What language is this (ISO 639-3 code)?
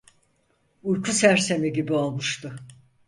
tur